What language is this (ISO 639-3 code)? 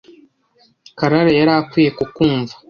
kin